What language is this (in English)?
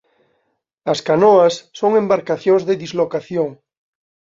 Galician